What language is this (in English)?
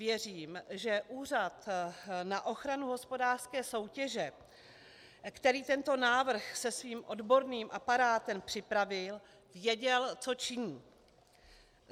Czech